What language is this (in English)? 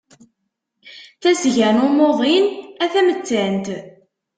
Kabyle